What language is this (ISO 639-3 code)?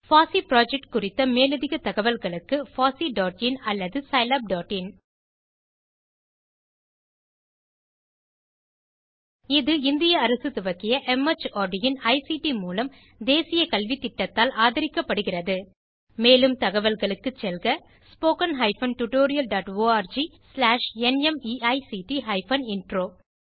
tam